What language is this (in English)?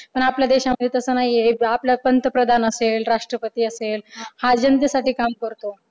Marathi